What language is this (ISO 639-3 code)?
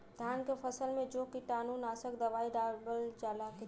bho